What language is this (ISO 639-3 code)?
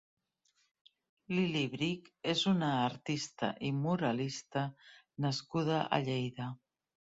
cat